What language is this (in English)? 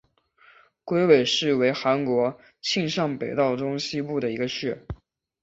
Chinese